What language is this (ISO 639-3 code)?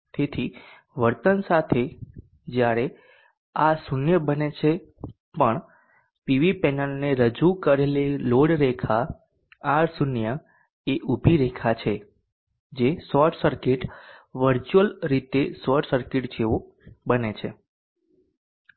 guj